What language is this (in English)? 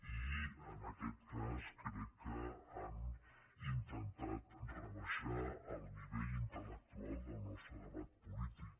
Catalan